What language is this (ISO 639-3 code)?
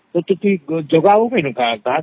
ori